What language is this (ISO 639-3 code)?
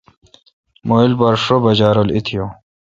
xka